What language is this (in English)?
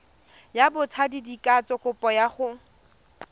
Tswana